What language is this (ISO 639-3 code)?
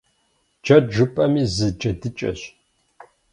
kbd